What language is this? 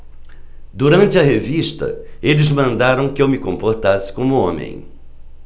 Portuguese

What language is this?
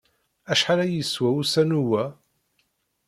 Kabyle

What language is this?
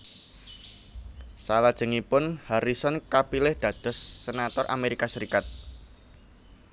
Javanese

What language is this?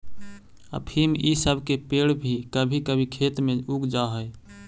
Magahi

